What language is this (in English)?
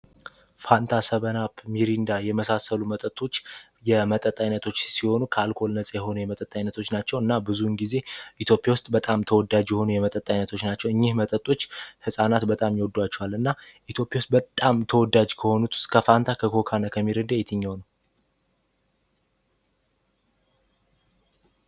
Amharic